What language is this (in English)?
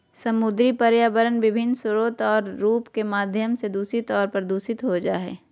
Magahi